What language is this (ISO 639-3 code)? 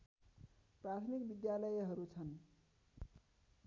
nep